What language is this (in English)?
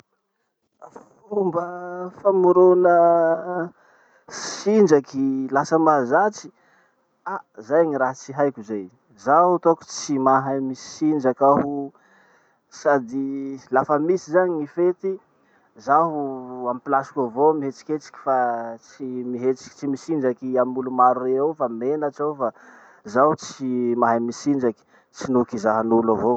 Masikoro Malagasy